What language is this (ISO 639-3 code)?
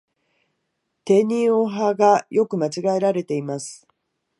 jpn